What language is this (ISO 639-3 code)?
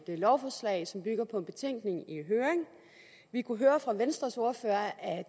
dan